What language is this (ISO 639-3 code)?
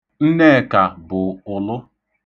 ibo